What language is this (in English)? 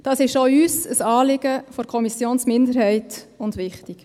Swiss German